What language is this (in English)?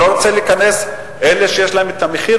Hebrew